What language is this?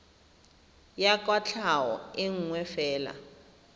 Tswana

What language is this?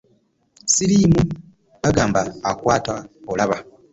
Ganda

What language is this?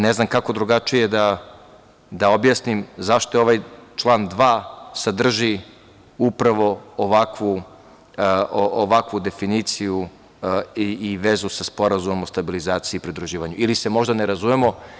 Serbian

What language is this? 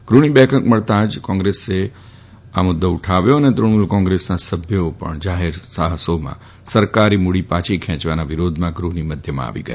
Gujarati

